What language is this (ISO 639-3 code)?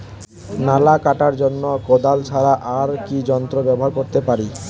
ben